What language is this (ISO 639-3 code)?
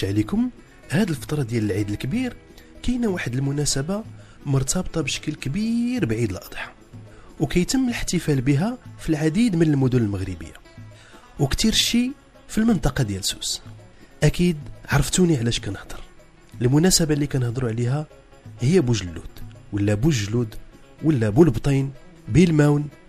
ara